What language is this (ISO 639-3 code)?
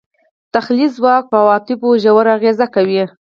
pus